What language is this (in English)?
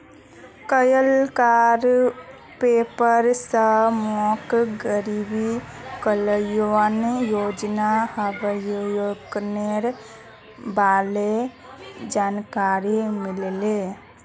Magahi